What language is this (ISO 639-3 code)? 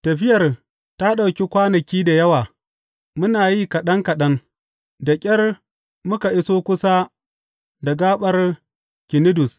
hau